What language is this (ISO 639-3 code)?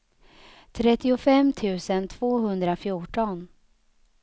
swe